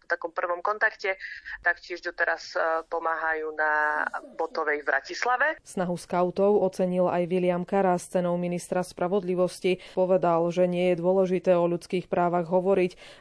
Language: Slovak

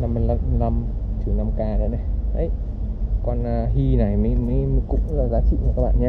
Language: Vietnamese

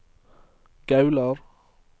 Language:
Norwegian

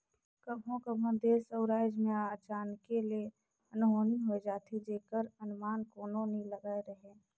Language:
Chhattisgarhi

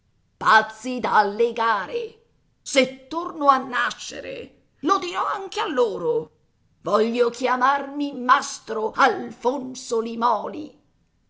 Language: Italian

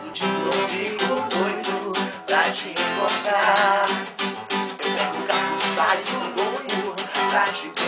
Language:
Czech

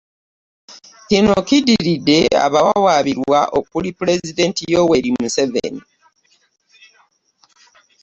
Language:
Ganda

